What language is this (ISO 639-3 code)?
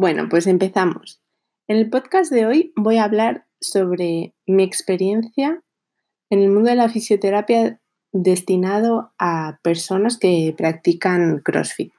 spa